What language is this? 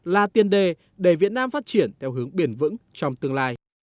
Vietnamese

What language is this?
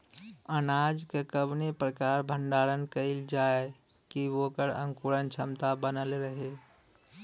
Bhojpuri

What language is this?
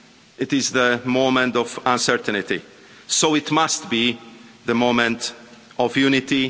English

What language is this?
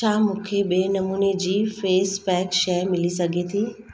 Sindhi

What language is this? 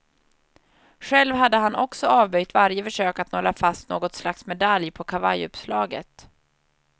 Swedish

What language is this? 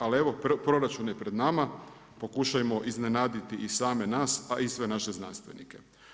Croatian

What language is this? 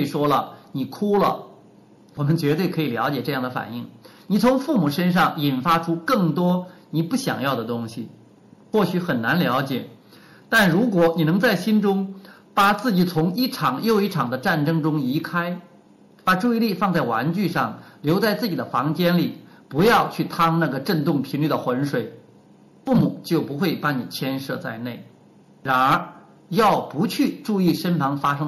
Chinese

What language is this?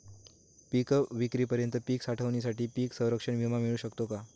Marathi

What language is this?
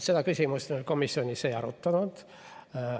Estonian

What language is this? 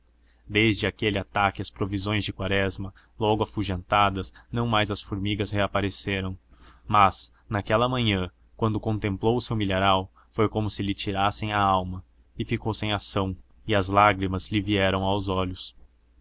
Portuguese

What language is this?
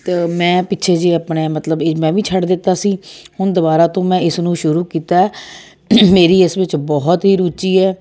Punjabi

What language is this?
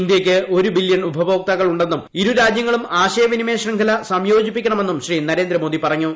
Malayalam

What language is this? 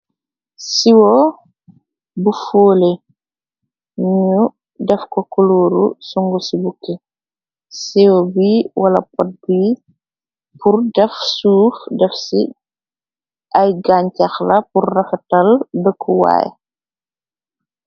Wolof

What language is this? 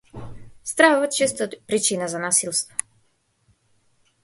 Macedonian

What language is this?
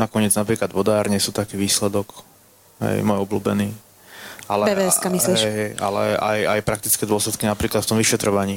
Slovak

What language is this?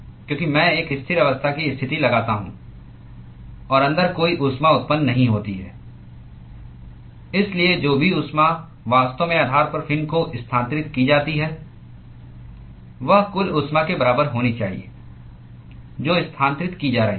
Hindi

